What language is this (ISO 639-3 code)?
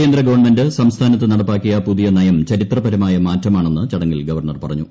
mal